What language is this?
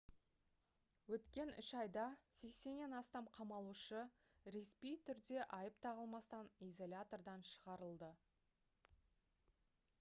Kazakh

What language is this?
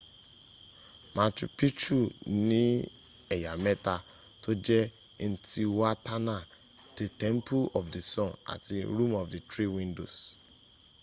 Yoruba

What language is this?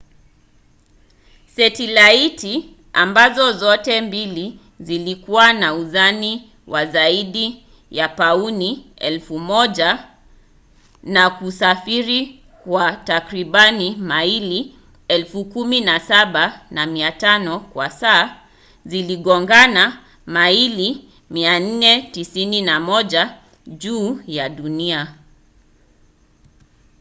Swahili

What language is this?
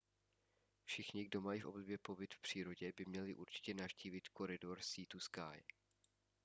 Czech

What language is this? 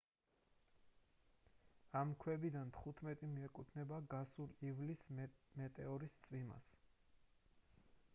Georgian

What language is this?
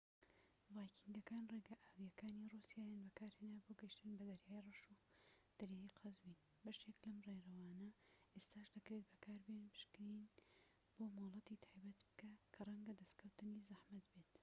Central Kurdish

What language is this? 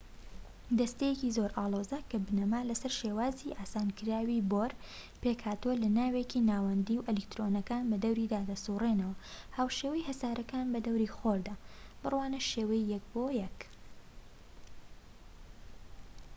Central Kurdish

